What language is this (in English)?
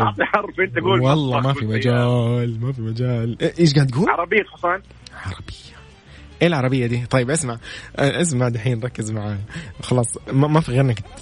Arabic